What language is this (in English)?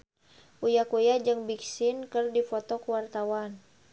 Sundanese